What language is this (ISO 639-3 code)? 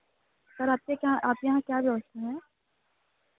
hin